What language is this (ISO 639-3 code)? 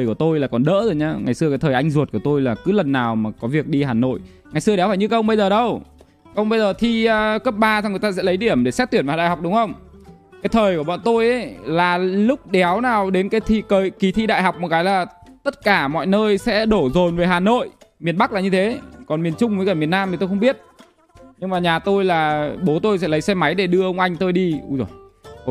vie